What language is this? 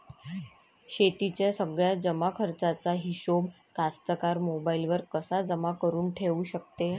Marathi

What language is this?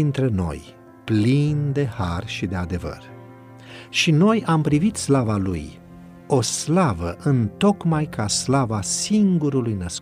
Romanian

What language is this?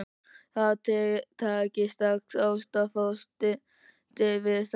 Icelandic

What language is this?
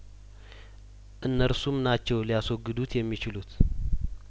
Amharic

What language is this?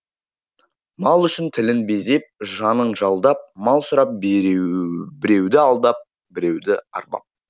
Kazakh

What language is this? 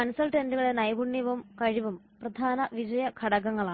Malayalam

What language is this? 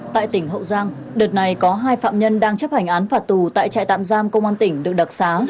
Vietnamese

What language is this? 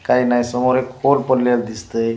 Marathi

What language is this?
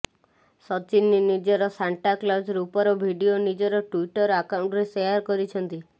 Odia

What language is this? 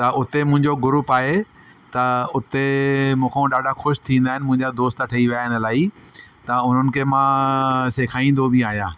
Sindhi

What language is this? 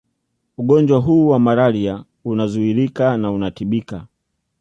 Swahili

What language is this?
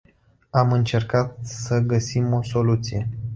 Romanian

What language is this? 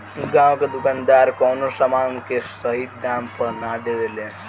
Bhojpuri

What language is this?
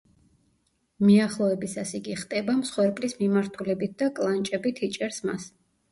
Georgian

